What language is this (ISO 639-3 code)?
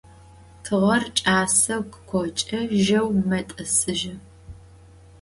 ady